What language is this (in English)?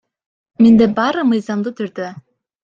Kyrgyz